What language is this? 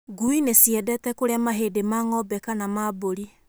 Kikuyu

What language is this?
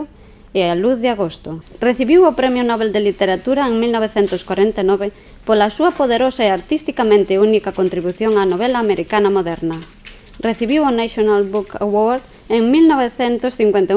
Galician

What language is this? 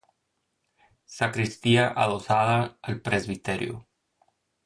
Spanish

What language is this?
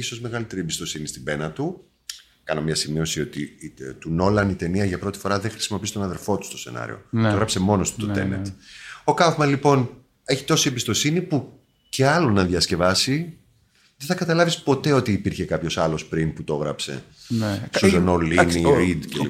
Greek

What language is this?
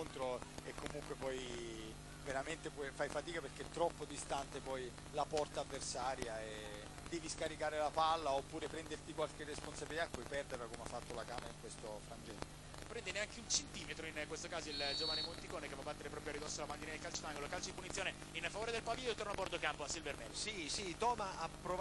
Italian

